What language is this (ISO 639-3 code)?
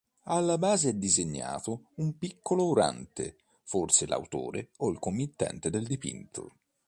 ita